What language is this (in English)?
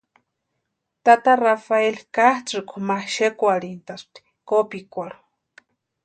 Western Highland Purepecha